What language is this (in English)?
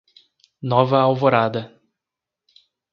Portuguese